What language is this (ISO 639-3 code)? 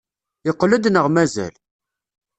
kab